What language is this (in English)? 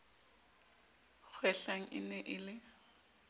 Southern Sotho